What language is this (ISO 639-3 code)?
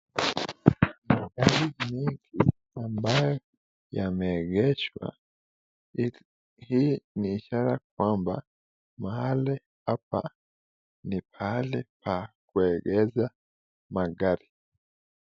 swa